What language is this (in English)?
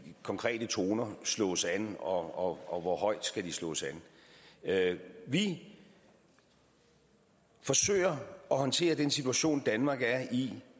Danish